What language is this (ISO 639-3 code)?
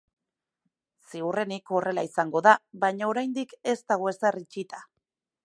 eus